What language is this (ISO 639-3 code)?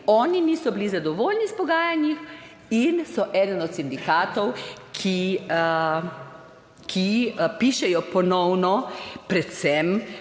slv